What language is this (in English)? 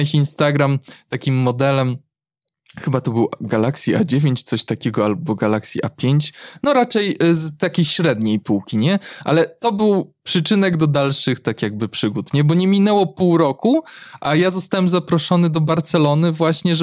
Polish